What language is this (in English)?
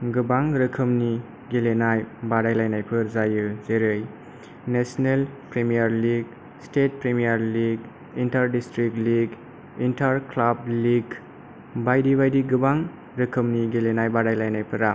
Bodo